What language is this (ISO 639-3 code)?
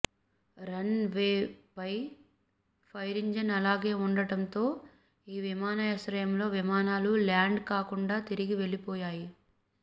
tel